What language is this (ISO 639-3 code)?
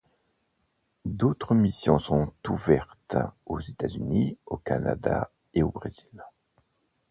fra